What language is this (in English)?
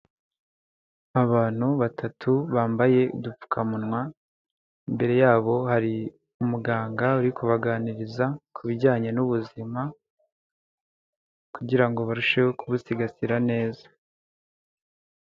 Kinyarwanda